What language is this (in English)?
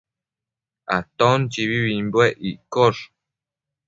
Matsés